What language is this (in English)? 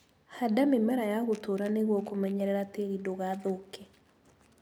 Kikuyu